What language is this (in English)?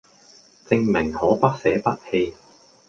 Cantonese